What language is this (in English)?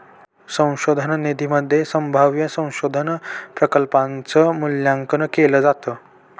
Marathi